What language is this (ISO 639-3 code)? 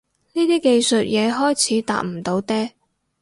yue